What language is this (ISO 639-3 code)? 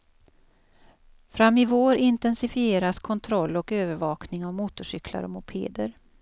swe